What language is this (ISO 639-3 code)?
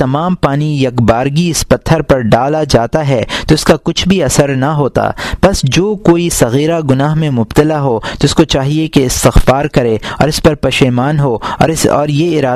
urd